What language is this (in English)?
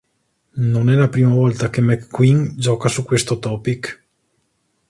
Italian